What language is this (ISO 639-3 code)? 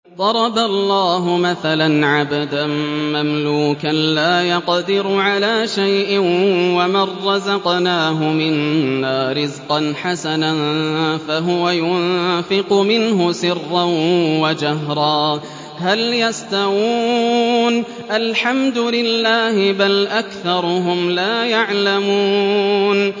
ara